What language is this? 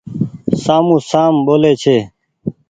Goaria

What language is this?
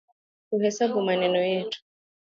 Swahili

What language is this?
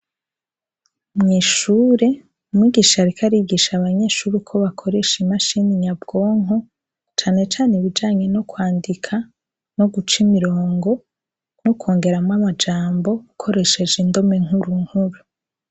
Rundi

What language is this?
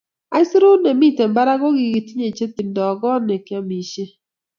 Kalenjin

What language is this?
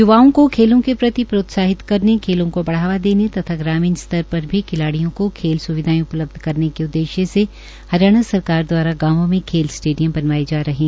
Hindi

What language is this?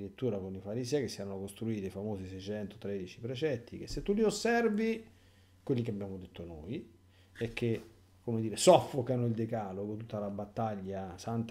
Italian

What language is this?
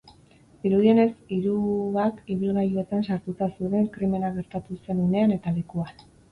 Basque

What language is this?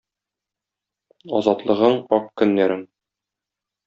Tatar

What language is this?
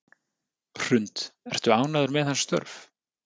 Icelandic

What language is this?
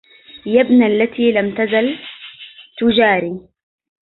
Arabic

